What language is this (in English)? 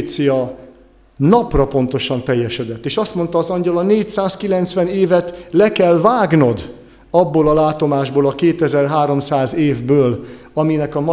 Hungarian